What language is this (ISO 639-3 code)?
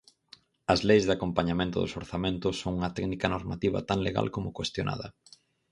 glg